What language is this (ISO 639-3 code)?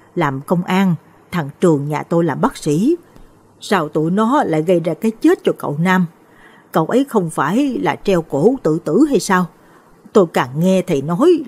vie